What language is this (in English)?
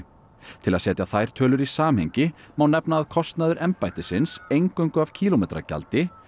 Icelandic